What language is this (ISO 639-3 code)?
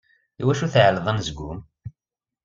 kab